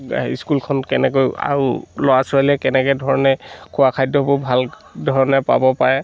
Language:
Assamese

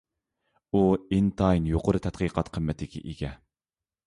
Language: Uyghur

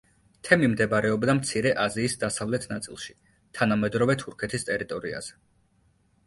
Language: Georgian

